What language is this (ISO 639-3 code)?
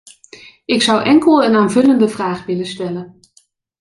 nld